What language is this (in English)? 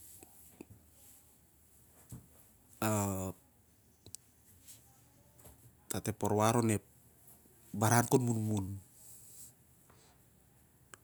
Siar-Lak